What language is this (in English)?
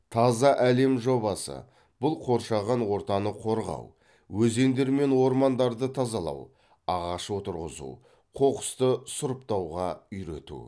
Kazakh